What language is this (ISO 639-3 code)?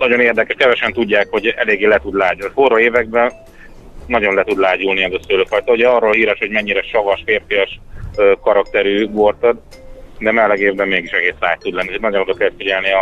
hun